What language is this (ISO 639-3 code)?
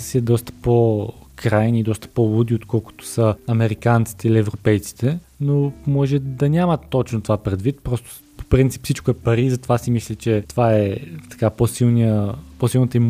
bul